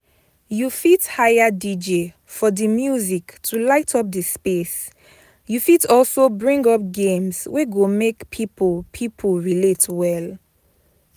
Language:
Nigerian Pidgin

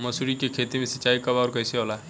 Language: Bhojpuri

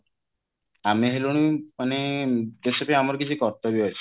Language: Odia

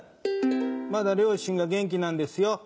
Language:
Japanese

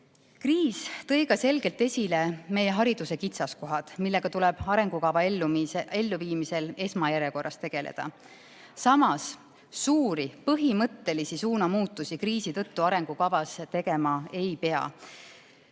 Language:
Estonian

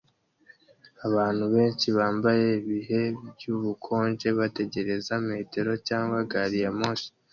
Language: Kinyarwanda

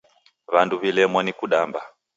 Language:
Taita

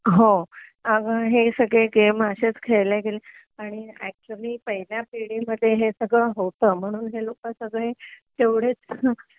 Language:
Marathi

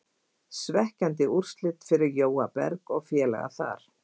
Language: Icelandic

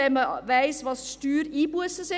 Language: Swiss German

